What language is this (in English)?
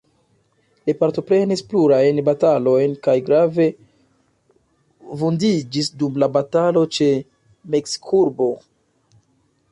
Esperanto